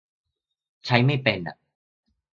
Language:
Thai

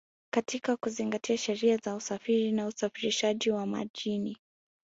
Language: Swahili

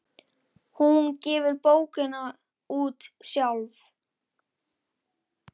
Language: Icelandic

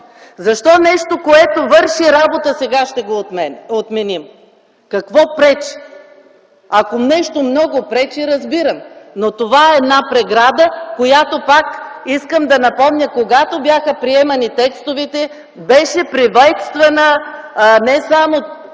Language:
Bulgarian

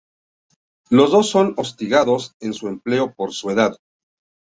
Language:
Spanish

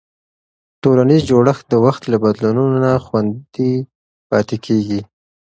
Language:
Pashto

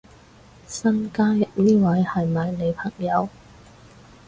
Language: Cantonese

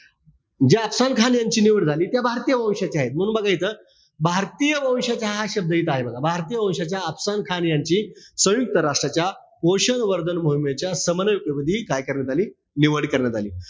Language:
Marathi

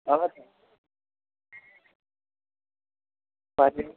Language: Nepali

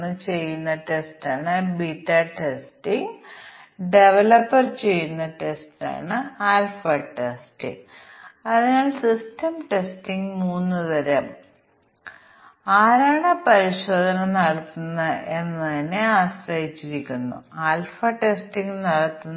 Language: Malayalam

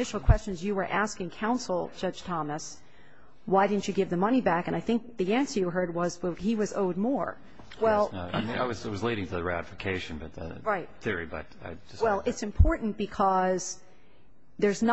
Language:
English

